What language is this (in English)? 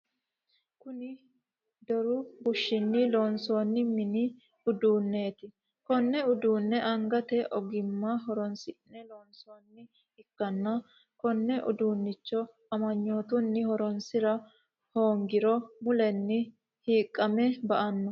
Sidamo